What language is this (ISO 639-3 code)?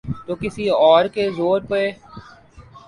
urd